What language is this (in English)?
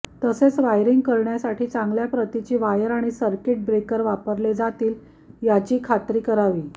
Marathi